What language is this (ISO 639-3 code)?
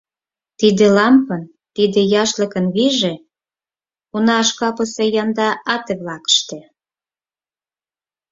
chm